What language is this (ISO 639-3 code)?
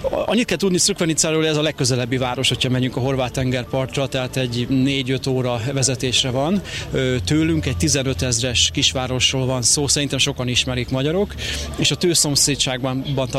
hun